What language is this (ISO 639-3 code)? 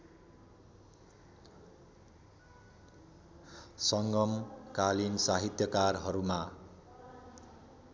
nep